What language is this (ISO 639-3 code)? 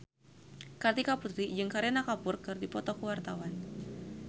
sun